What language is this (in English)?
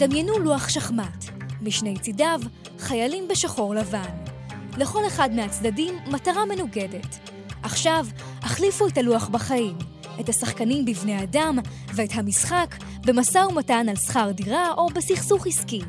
Hebrew